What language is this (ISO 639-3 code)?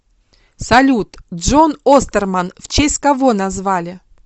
rus